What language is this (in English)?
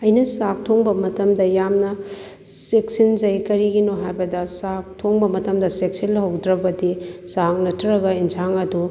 Manipuri